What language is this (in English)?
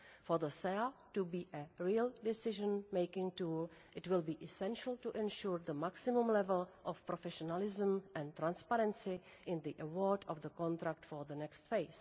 English